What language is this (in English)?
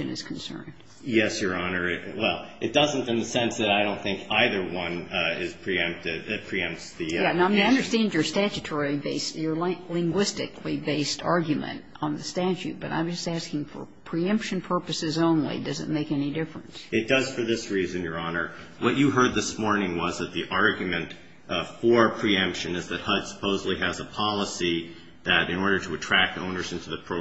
English